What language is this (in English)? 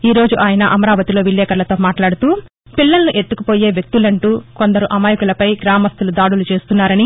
Telugu